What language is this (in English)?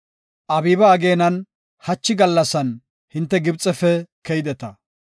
Gofa